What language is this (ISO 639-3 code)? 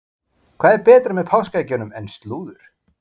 isl